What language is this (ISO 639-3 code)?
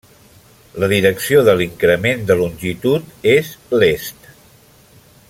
cat